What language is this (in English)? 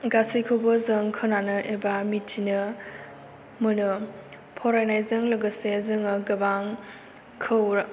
Bodo